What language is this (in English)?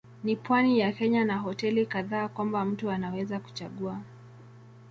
Swahili